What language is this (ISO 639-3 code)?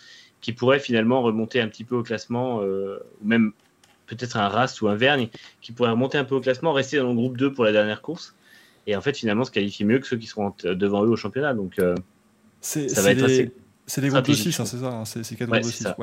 fra